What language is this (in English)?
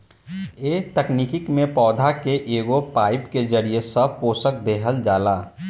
Bhojpuri